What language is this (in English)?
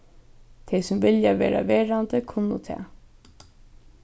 Faroese